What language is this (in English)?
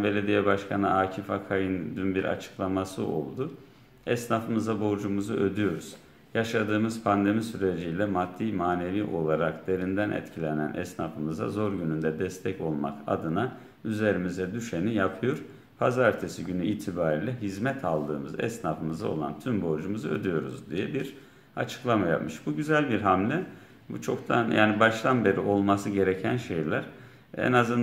Turkish